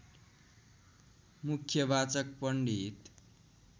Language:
Nepali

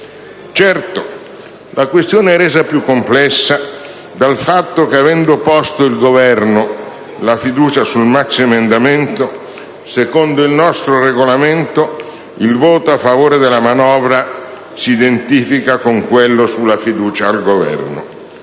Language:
Italian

